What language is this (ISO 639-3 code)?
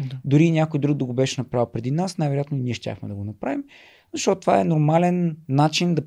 bul